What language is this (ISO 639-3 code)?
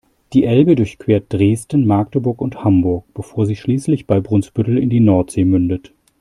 deu